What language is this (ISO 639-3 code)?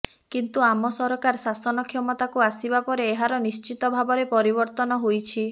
ori